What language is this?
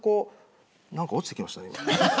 Japanese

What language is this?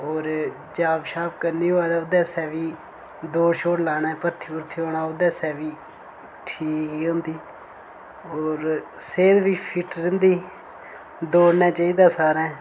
Dogri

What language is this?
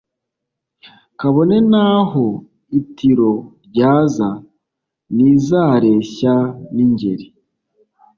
Kinyarwanda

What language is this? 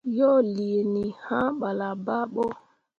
Mundang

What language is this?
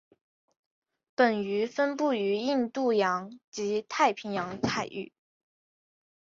Chinese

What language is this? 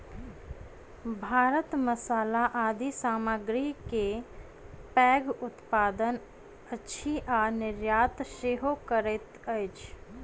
Maithili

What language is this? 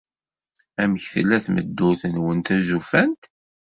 Kabyle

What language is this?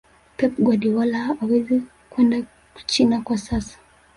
Swahili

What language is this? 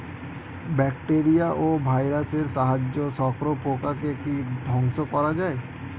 Bangla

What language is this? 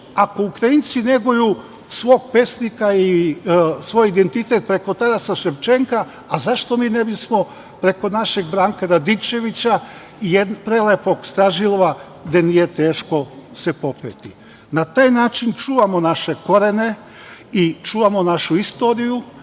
Serbian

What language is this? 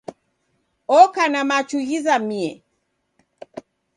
Taita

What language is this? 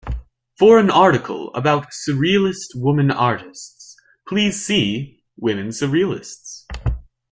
English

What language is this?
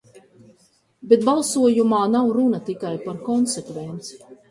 Latvian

